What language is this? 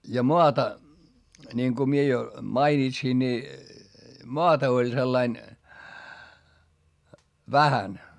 Finnish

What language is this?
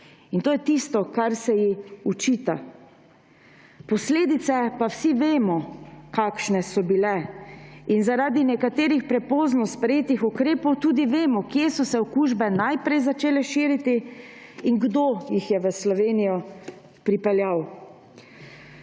Slovenian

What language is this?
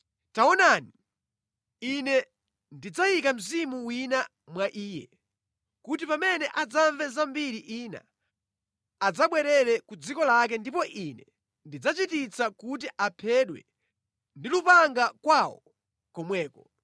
Nyanja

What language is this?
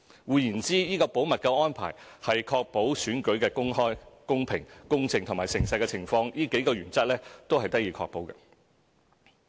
Cantonese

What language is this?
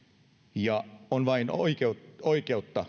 Finnish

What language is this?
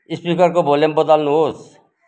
Nepali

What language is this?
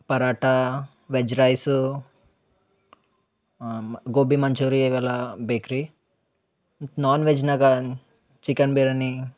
Kannada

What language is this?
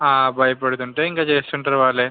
Telugu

